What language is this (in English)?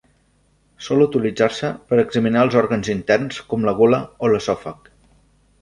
Catalan